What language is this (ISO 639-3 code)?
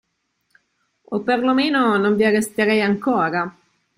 ita